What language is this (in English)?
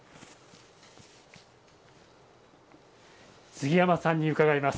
Japanese